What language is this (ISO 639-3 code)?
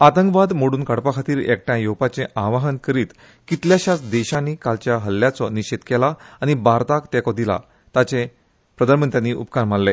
kok